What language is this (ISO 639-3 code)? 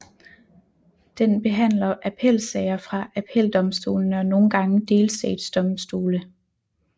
dan